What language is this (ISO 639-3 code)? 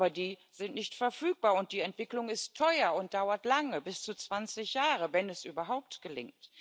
deu